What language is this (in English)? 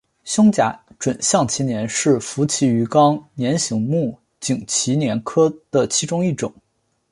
Chinese